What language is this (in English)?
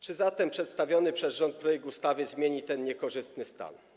Polish